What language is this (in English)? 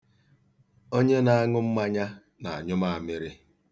Igbo